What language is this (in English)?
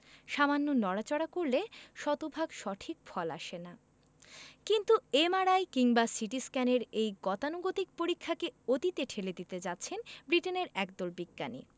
Bangla